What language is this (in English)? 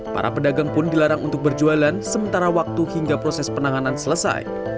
Indonesian